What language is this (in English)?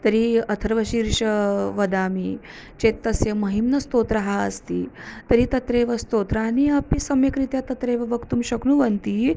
Sanskrit